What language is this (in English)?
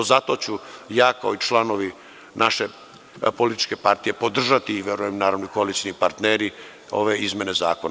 Serbian